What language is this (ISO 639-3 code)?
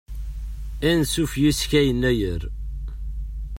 kab